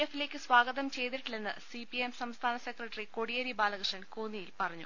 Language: Malayalam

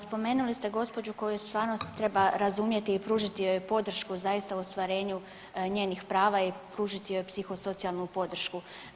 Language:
Croatian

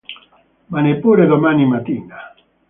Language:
Italian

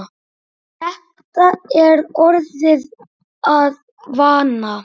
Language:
Icelandic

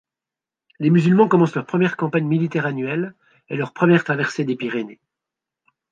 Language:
French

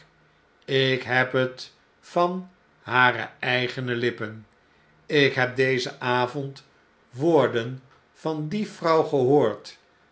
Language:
Dutch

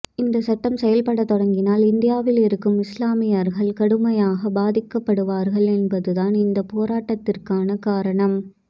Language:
Tamil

